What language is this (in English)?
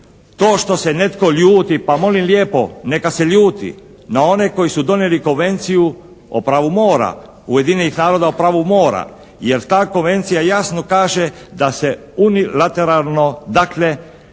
Croatian